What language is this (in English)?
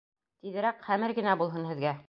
Bashkir